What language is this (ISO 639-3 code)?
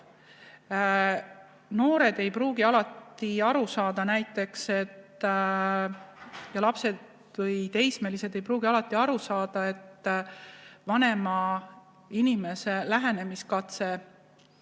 est